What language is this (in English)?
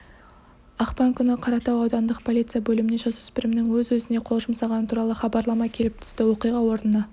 Kazakh